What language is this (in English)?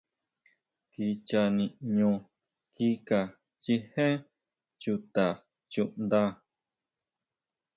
Huautla Mazatec